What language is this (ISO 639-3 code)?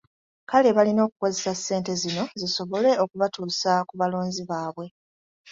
lug